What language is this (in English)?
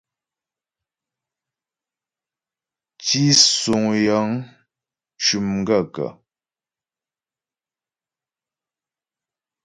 Ghomala